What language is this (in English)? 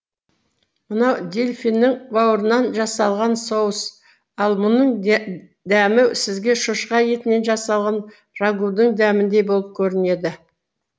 Kazakh